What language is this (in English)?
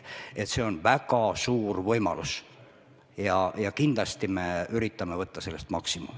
Estonian